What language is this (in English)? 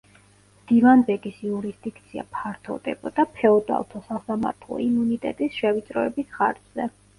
Georgian